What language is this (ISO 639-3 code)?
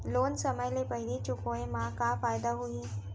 hne